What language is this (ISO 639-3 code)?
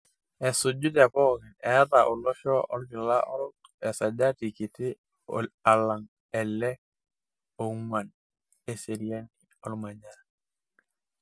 mas